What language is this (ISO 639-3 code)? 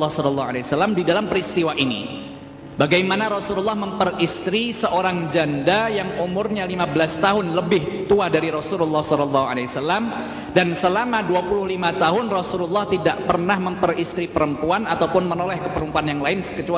ind